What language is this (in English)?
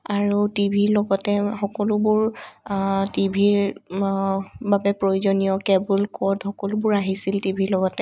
Assamese